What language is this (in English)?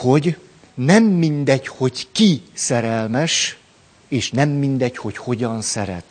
Hungarian